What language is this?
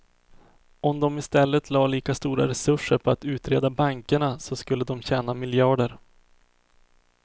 Swedish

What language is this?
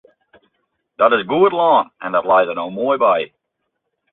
Western Frisian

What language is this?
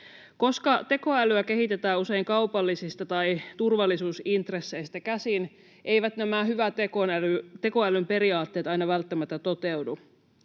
Finnish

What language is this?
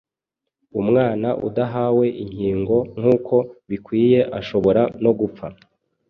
Kinyarwanda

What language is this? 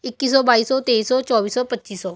Punjabi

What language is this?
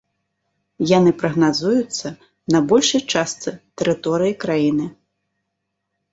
Belarusian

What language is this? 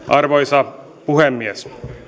Finnish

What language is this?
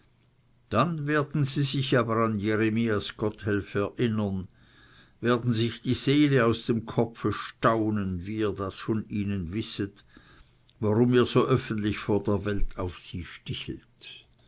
German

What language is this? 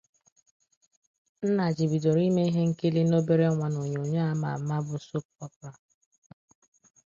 Igbo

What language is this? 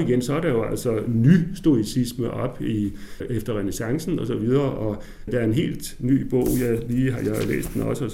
Danish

